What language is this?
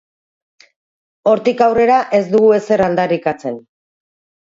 Basque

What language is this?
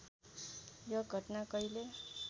Nepali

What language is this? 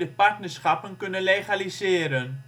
Dutch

